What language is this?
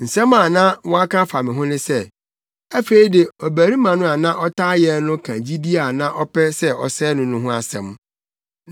Akan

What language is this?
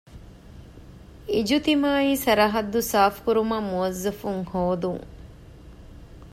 Divehi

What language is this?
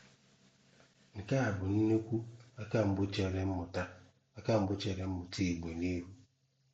Igbo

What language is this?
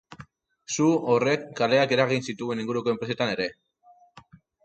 Basque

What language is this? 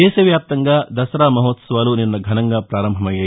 Telugu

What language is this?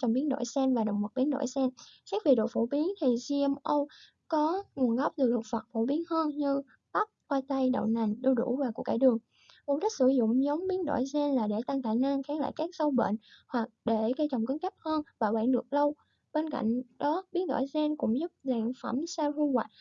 Vietnamese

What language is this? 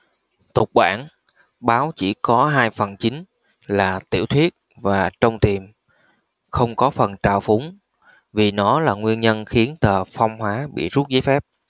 Vietnamese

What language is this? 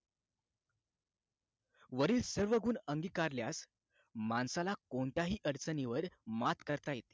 Marathi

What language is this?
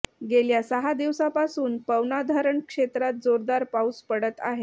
Marathi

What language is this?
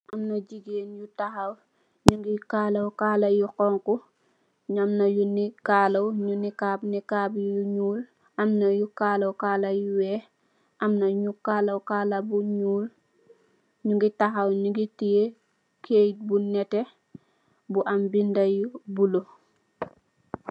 Wolof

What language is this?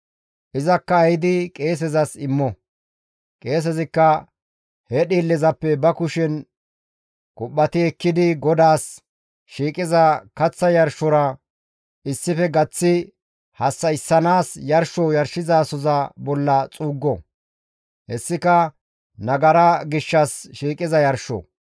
Gamo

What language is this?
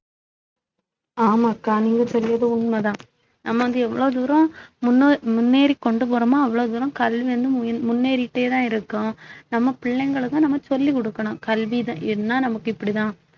Tamil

